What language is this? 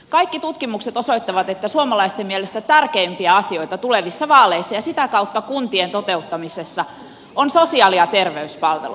Finnish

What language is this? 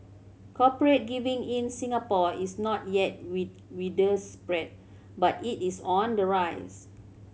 English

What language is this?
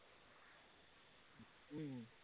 Assamese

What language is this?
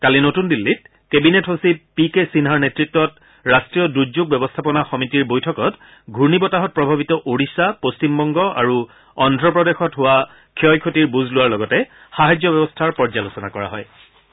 Assamese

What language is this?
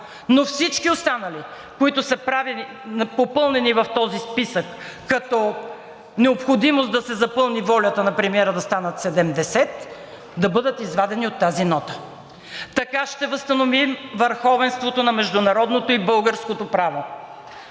Bulgarian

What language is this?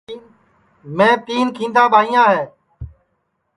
Sansi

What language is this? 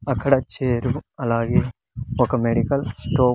Telugu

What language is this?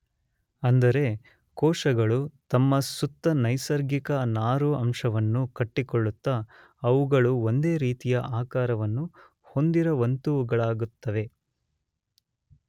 Kannada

